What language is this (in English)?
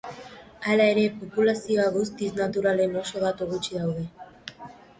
Basque